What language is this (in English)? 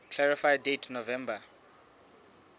Southern Sotho